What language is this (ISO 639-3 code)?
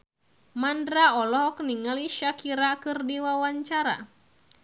sun